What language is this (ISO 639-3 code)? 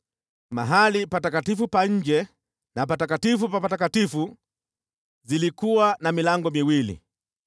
swa